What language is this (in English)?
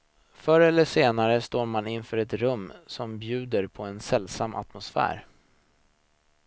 Swedish